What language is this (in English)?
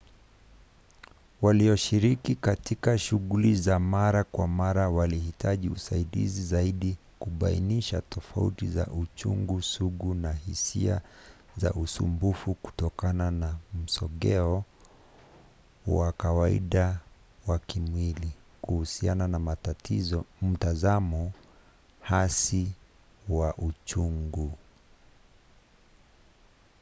Swahili